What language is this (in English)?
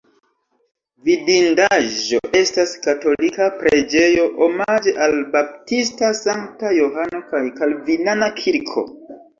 Esperanto